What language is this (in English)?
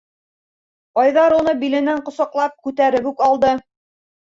Bashkir